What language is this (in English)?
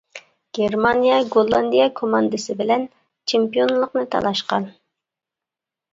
Uyghur